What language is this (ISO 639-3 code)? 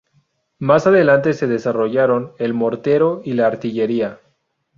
spa